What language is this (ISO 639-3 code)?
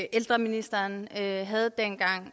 dan